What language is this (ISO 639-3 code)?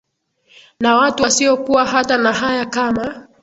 swa